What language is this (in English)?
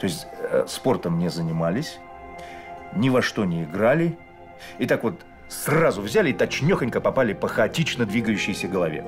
Russian